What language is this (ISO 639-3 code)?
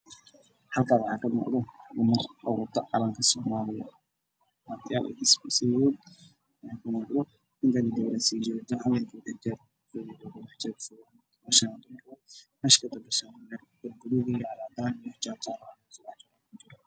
som